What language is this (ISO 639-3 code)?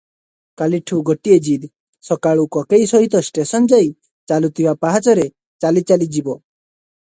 ori